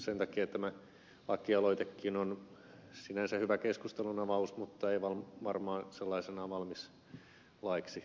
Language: Finnish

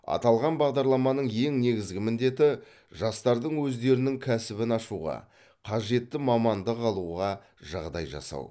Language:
Kazakh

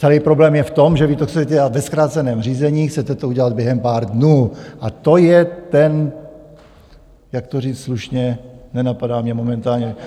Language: Czech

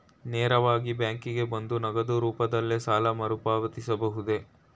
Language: Kannada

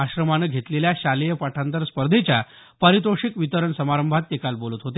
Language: Marathi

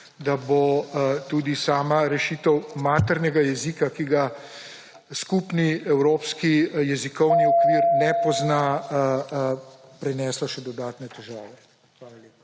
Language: Slovenian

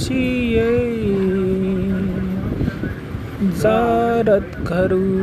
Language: Hindi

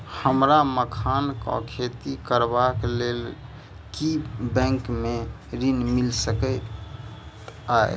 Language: Maithili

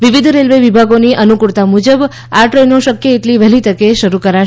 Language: Gujarati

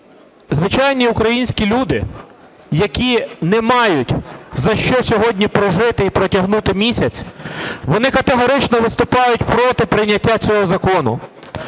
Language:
Ukrainian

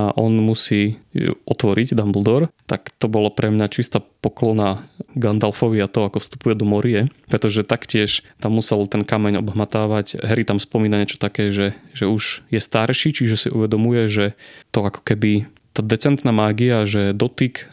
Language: Slovak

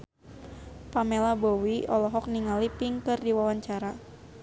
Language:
Sundanese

